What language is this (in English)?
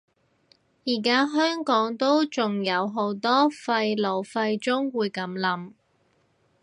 Cantonese